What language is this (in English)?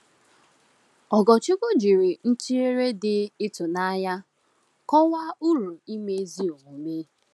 Igbo